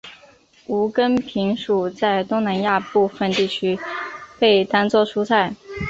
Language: Chinese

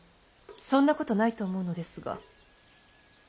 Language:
Japanese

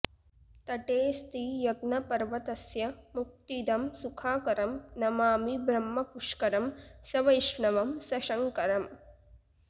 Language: Sanskrit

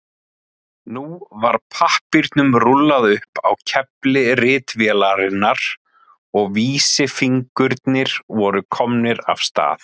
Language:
Icelandic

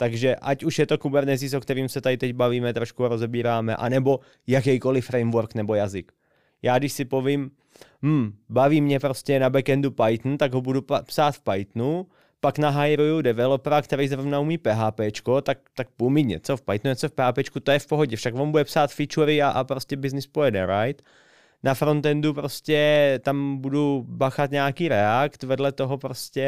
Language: Czech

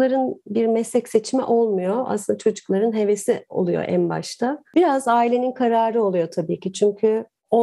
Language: Turkish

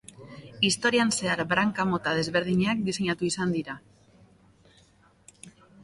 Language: Basque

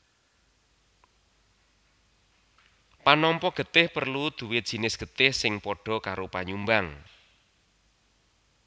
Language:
Javanese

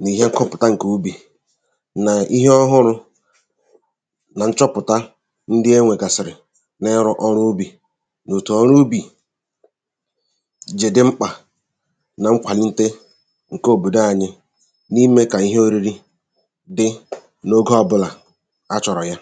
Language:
Igbo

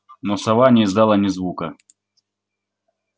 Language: Russian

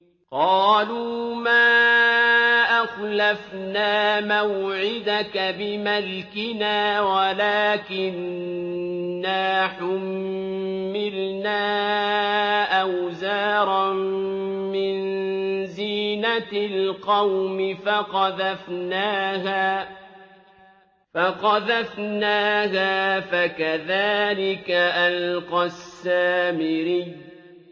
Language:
Arabic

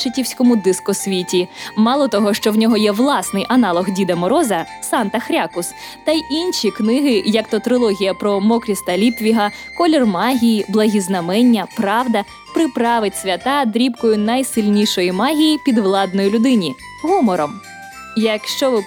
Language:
Ukrainian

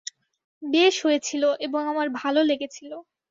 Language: Bangla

